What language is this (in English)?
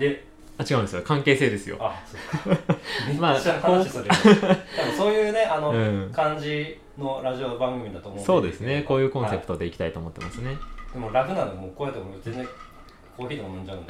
Japanese